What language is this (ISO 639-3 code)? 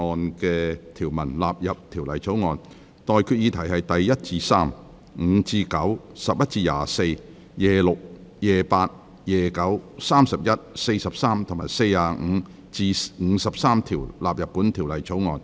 yue